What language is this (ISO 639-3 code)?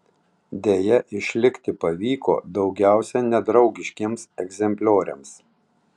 lit